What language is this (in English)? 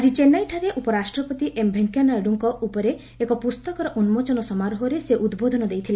Odia